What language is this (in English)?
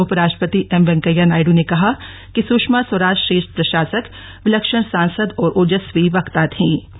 Hindi